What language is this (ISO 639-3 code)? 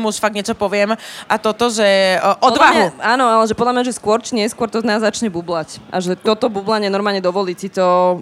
slk